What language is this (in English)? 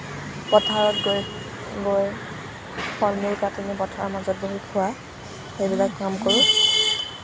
Assamese